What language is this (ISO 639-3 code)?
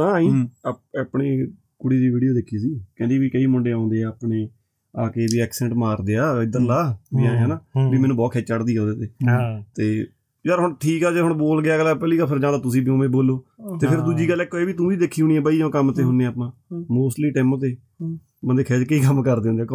pan